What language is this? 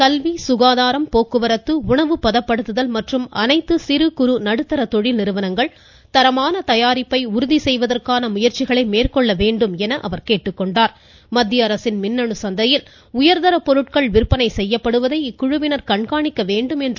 Tamil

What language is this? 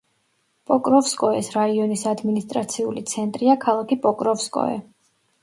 Georgian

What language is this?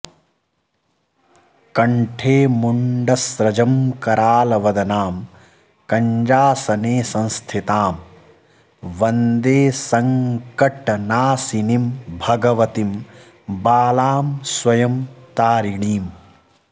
Sanskrit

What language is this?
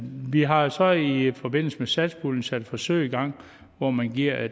Danish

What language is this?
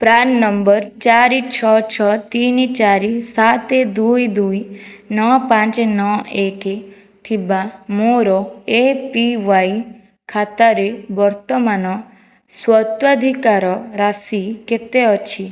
Odia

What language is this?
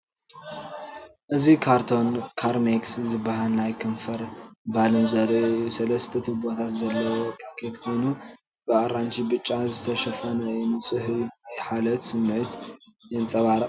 Tigrinya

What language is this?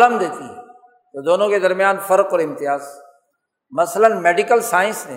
Urdu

